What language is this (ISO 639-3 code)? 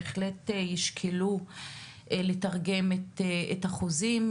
heb